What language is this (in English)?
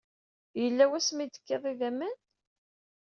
Kabyle